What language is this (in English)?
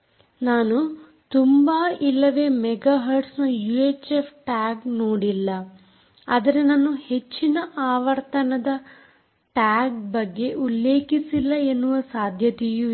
Kannada